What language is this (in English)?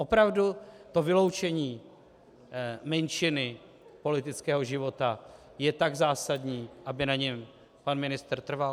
Czech